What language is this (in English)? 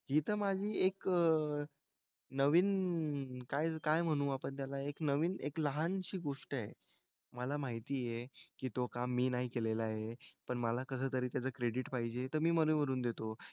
Marathi